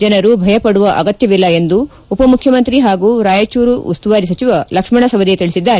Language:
Kannada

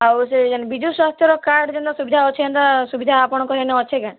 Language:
Odia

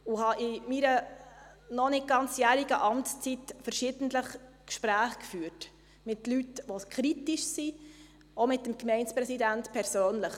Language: Swiss German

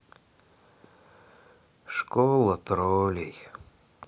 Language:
Russian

